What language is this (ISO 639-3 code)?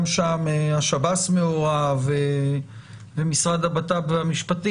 heb